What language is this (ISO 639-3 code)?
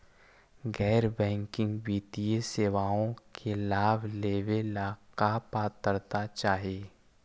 mag